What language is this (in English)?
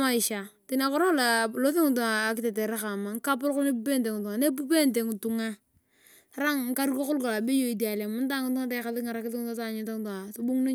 Turkana